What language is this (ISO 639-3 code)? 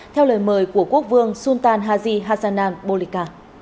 vie